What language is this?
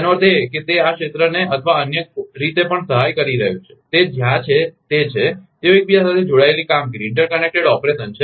Gujarati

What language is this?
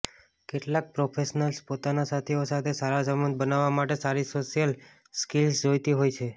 Gujarati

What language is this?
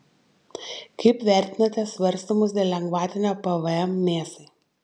Lithuanian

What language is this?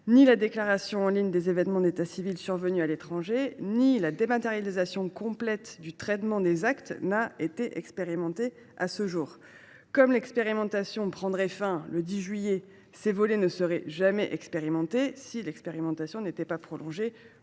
French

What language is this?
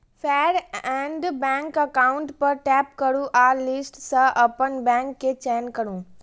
Maithili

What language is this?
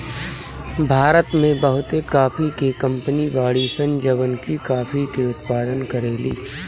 Bhojpuri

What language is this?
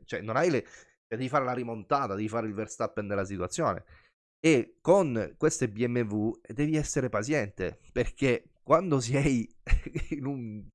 Italian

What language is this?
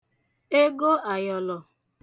Igbo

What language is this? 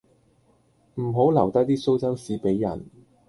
Cantonese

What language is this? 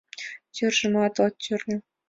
Mari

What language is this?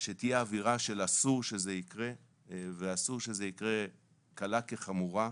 Hebrew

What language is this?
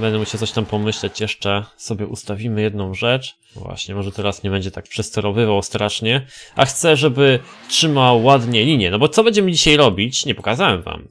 Polish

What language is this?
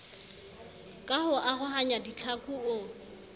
Southern Sotho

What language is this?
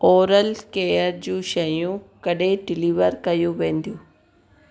Sindhi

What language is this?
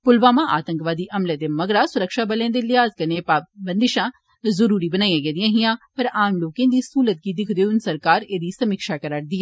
Dogri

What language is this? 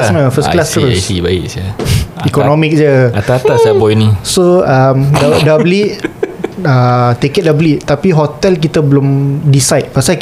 Malay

